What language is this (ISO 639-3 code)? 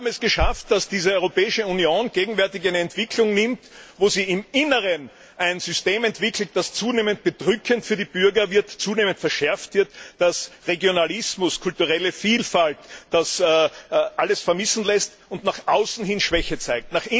deu